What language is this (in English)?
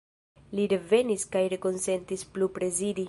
Esperanto